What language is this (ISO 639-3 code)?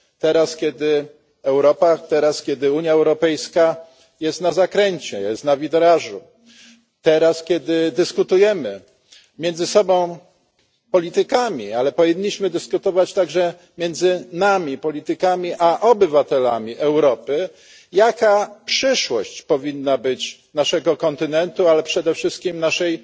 pol